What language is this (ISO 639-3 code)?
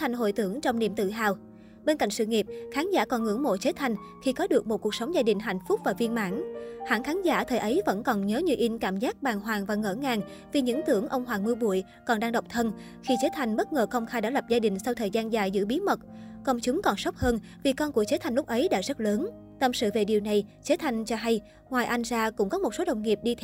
vie